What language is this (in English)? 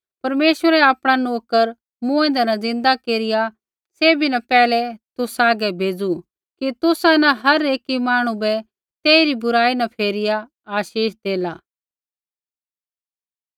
Kullu Pahari